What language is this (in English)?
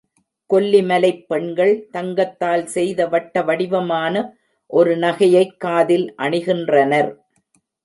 Tamil